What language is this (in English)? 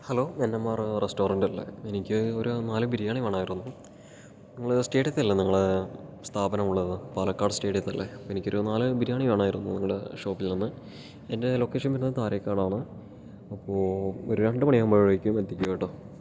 Malayalam